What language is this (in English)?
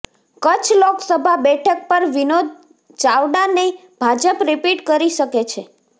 Gujarati